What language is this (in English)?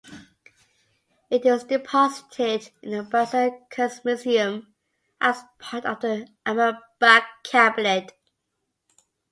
English